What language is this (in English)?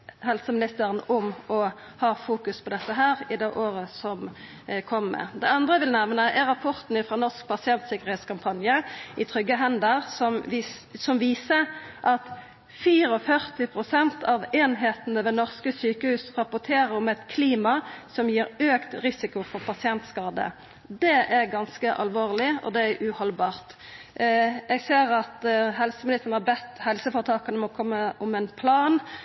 Norwegian Nynorsk